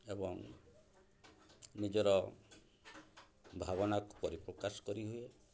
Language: Odia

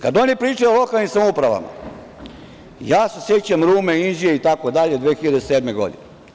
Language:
Serbian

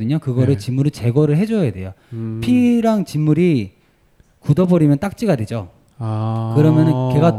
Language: Korean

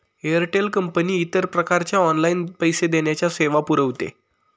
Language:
Marathi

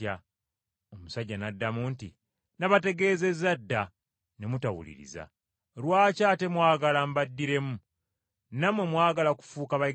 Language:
Ganda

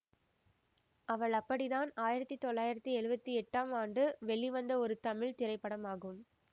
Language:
Tamil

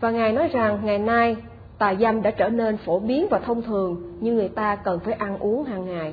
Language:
Vietnamese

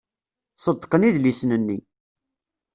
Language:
Kabyle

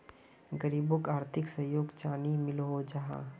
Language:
Magahi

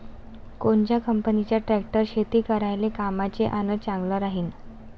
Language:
Marathi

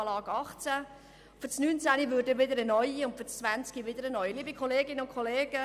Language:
Swiss German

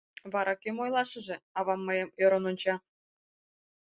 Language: Mari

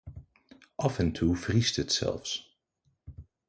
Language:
Dutch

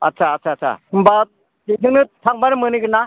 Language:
Bodo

